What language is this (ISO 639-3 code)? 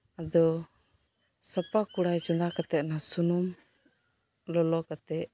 sat